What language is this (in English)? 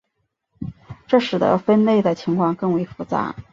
Chinese